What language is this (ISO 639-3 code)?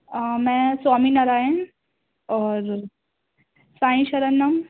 urd